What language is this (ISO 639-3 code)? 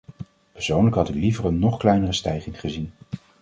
nld